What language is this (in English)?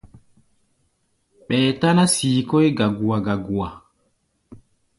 Gbaya